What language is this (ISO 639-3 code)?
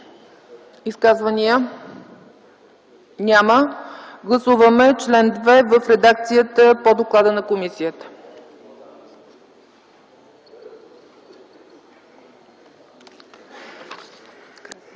bul